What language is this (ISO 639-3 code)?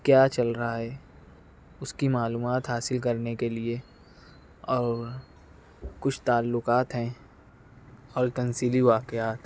urd